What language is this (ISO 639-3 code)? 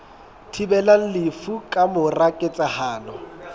sot